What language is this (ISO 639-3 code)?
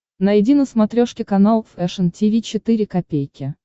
rus